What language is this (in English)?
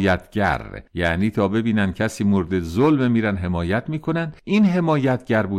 Persian